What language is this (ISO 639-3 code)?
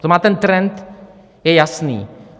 ces